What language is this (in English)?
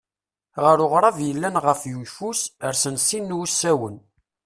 Kabyle